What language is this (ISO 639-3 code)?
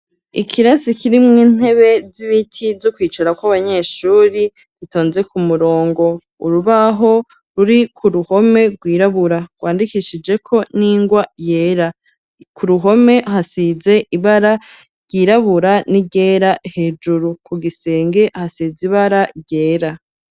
run